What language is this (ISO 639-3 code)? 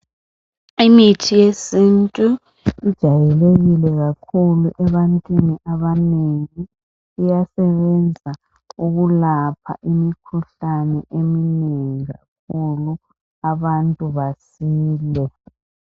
nde